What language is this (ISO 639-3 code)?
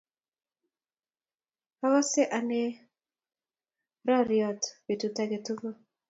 kln